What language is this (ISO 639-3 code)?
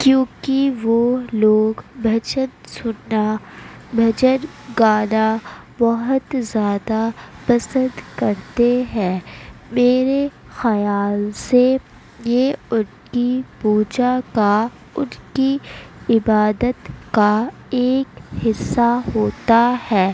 urd